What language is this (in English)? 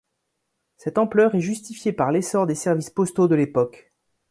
French